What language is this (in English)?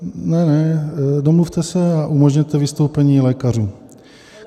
Czech